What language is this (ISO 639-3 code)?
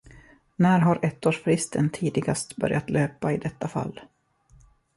swe